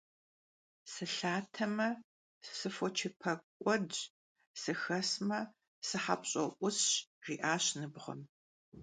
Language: Kabardian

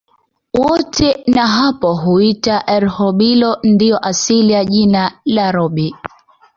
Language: Swahili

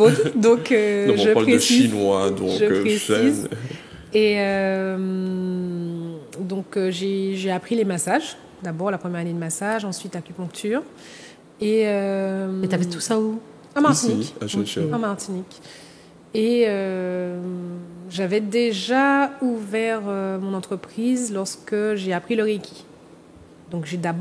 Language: French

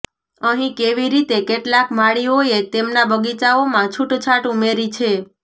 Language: Gujarati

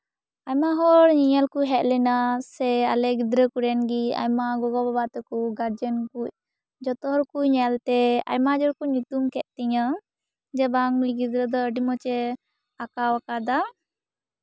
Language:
Santali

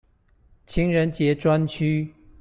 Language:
Chinese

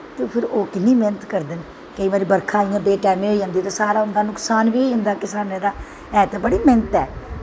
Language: Dogri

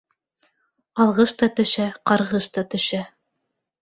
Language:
Bashkir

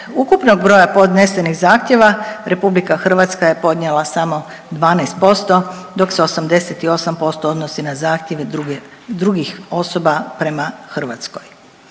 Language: Croatian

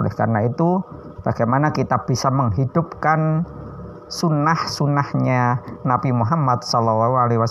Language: Indonesian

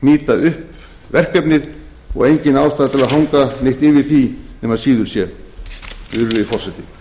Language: Icelandic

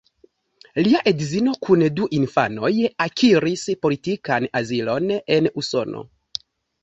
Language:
Esperanto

